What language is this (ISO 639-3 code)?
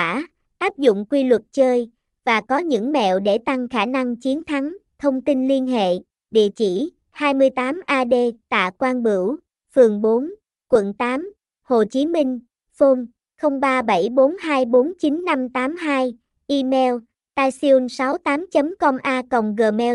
vie